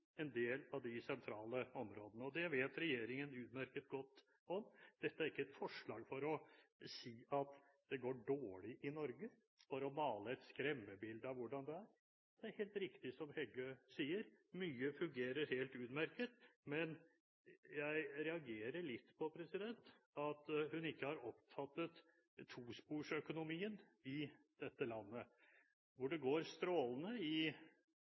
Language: Norwegian Bokmål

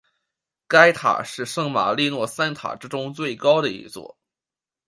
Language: Chinese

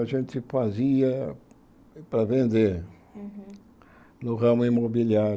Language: Portuguese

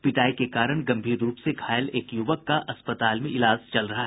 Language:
Hindi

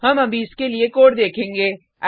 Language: Hindi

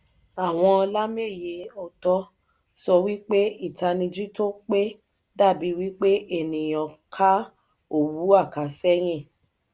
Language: Yoruba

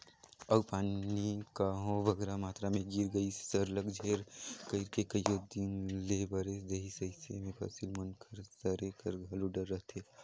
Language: Chhattisgarhi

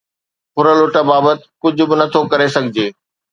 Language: Sindhi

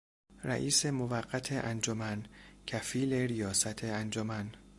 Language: Persian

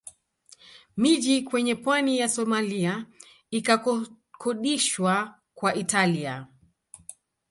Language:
Swahili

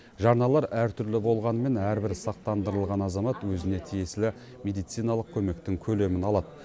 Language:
Kazakh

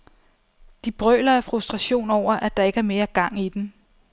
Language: Danish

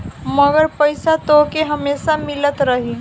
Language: Bhojpuri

